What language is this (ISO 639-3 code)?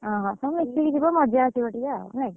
ori